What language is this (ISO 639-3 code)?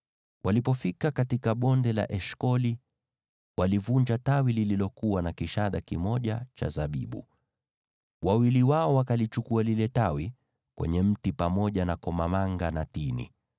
swa